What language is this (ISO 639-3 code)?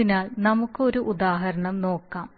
mal